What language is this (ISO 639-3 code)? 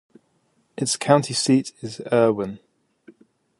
eng